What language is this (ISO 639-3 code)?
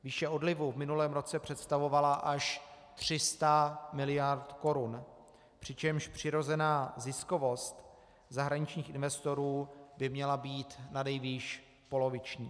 ces